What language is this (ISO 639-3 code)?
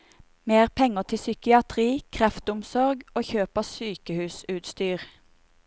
nor